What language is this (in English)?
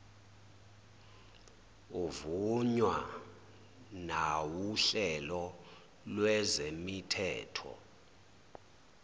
Zulu